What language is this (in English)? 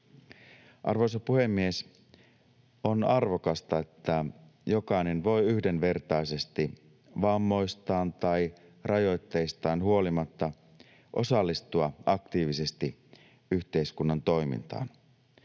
Finnish